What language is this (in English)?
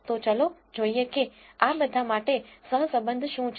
Gujarati